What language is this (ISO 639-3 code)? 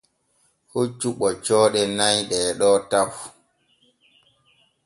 fue